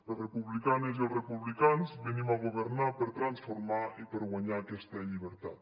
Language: Catalan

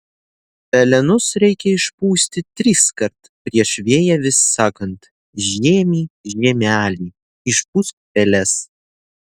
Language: Lithuanian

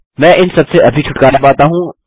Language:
Hindi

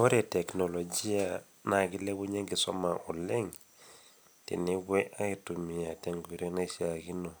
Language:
Masai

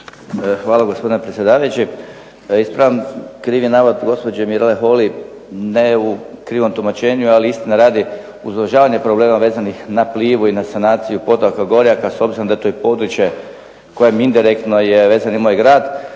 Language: Croatian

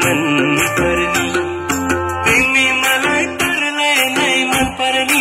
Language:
Arabic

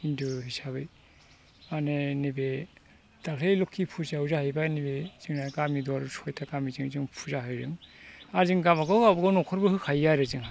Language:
Bodo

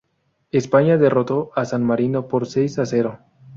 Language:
Spanish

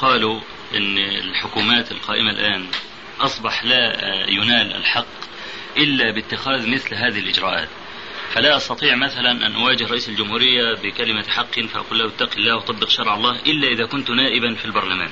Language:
Arabic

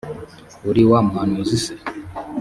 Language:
Kinyarwanda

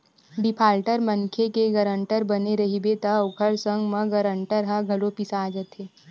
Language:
Chhattisgarhi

